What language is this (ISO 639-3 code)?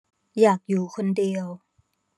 tha